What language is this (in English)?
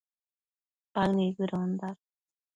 Matsés